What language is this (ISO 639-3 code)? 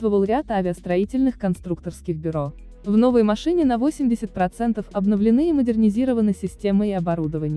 rus